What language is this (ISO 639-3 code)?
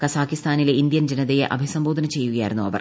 mal